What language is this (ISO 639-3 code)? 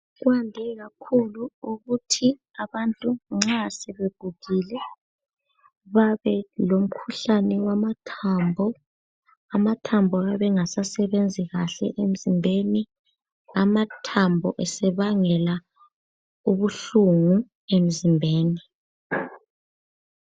nde